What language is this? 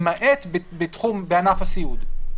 Hebrew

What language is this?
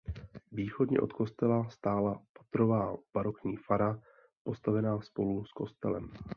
Czech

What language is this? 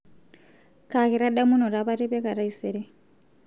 Masai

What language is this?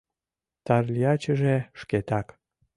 Mari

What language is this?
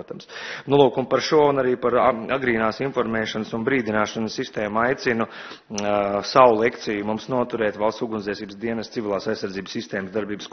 Latvian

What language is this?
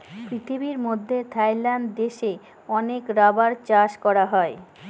Bangla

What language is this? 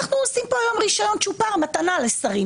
Hebrew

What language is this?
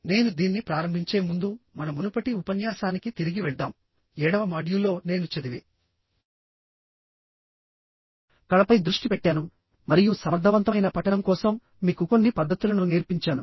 Telugu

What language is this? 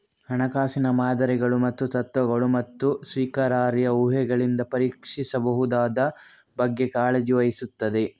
Kannada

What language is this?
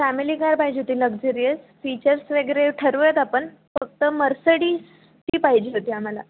Marathi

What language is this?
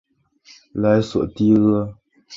Chinese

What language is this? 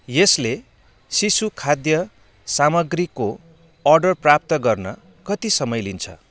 Nepali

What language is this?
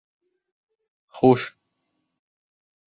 Bashkir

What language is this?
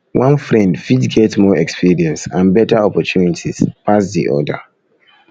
Nigerian Pidgin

